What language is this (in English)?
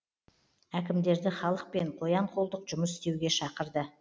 Kazakh